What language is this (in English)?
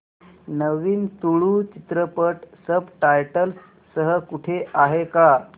Marathi